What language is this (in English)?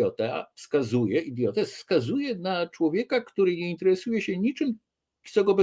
Polish